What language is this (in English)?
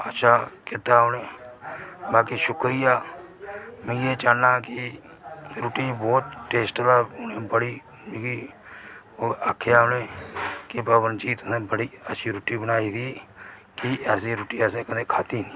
Dogri